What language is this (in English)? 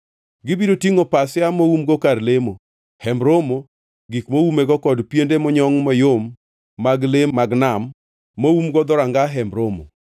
Luo (Kenya and Tanzania)